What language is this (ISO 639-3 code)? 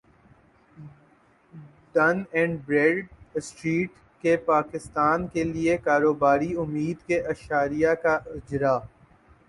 urd